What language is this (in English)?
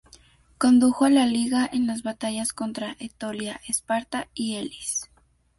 Spanish